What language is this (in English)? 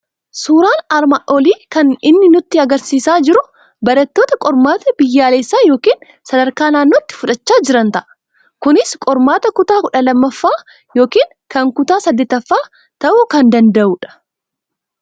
Oromo